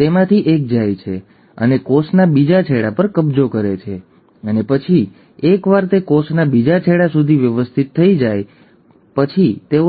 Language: Gujarati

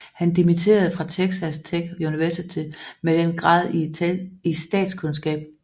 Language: Danish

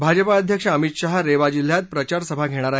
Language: Marathi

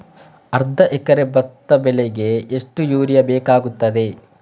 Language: Kannada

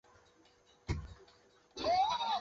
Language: Chinese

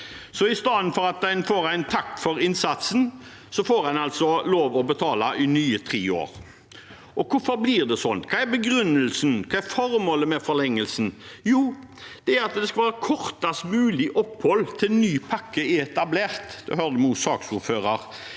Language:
Norwegian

